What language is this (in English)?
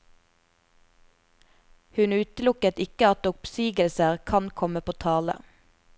Norwegian